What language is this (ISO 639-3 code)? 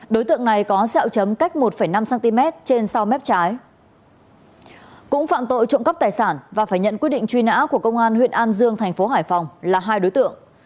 vie